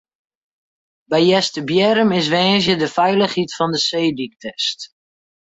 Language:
Western Frisian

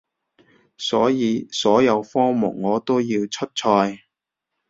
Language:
Cantonese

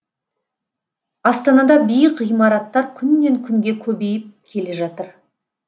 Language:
Kazakh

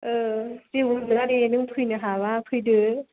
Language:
Bodo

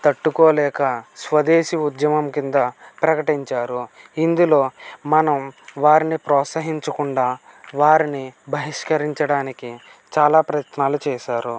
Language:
Telugu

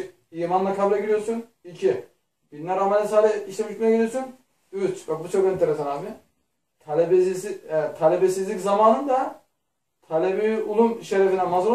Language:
Turkish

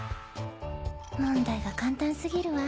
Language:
Japanese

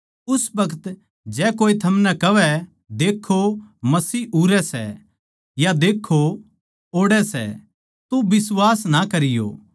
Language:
Haryanvi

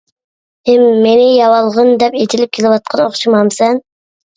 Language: Uyghur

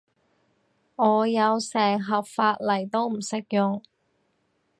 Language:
Cantonese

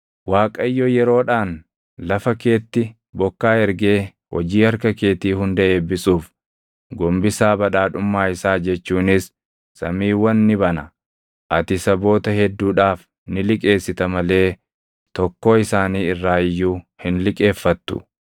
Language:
Oromo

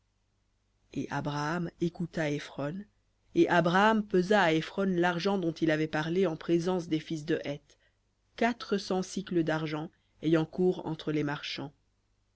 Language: French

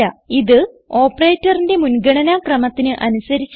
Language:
Malayalam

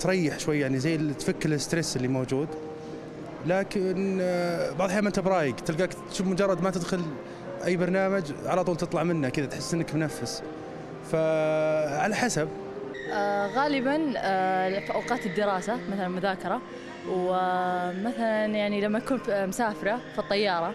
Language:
Arabic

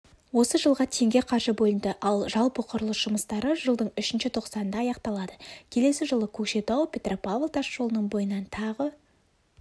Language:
Kazakh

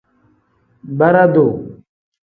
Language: Tem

